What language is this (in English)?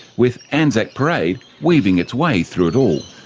English